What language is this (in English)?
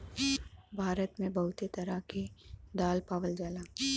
Bhojpuri